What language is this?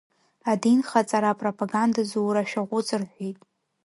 Abkhazian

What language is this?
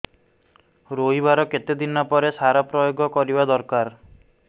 Odia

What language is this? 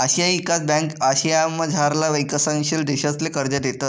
Marathi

